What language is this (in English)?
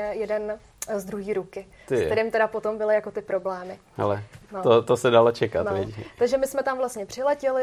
Czech